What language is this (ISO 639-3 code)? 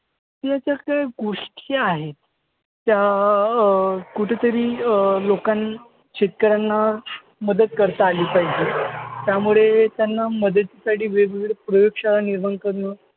mar